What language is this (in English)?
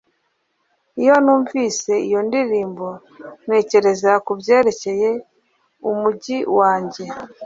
Kinyarwanda